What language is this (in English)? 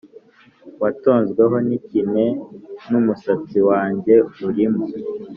Kinyarwanda